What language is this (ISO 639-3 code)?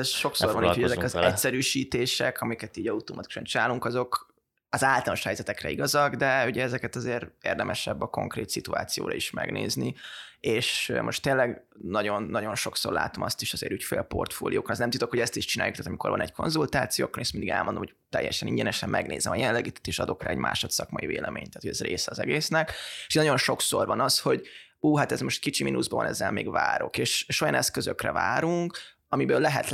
hun